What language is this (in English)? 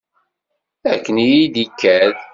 Kabyle